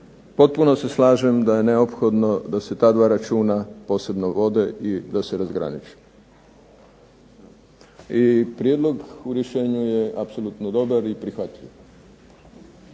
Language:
Croatian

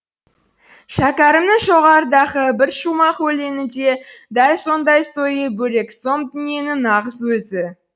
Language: Kazakh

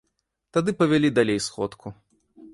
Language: Belarusian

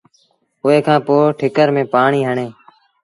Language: Sindhi Bhil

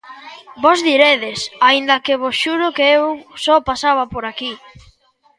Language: Galician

